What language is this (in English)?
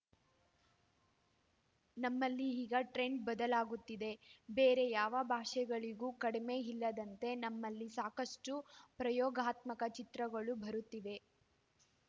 Kannada